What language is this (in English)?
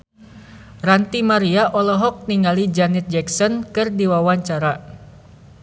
Sundanese